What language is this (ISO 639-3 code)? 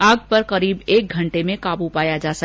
hin